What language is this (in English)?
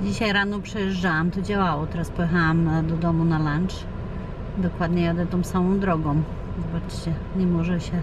Polish